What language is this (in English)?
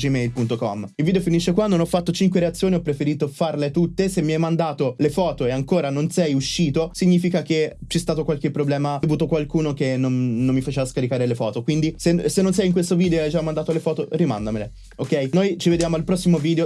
Italian